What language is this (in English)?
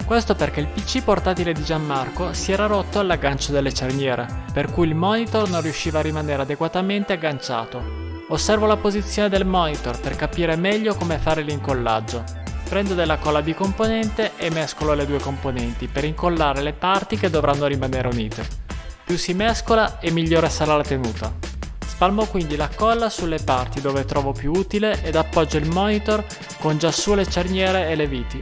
Italian